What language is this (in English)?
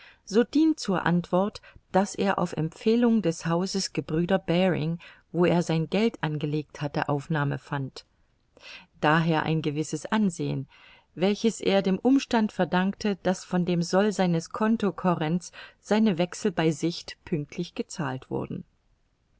German